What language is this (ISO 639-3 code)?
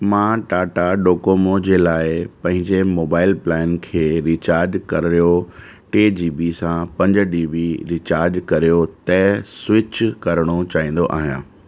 snd